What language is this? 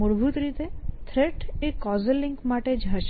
Gujarati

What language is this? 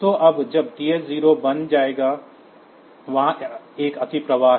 Hindi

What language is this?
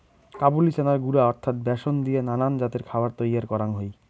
Bangla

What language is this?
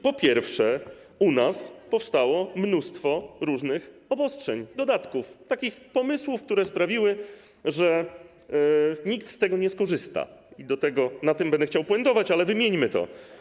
Polish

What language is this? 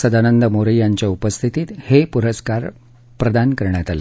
Marathi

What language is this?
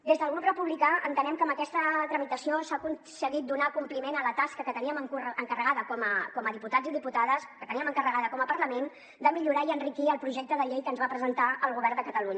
Catalan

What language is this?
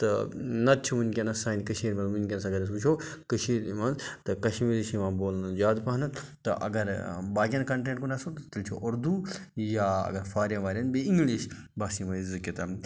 Kashmiri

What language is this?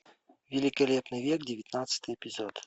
Russian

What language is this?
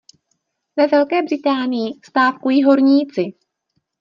Czech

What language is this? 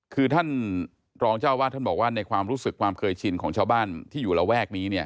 Thai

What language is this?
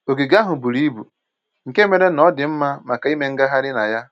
Igbo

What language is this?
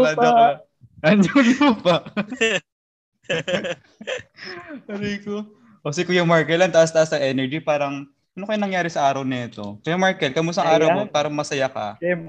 Filipino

